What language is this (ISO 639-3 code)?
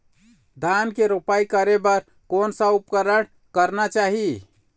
hne